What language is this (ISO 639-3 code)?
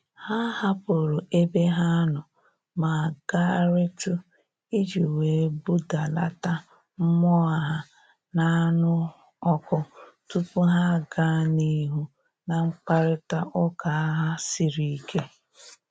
ibo